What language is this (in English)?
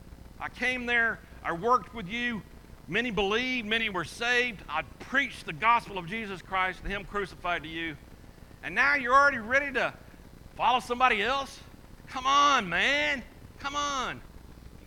English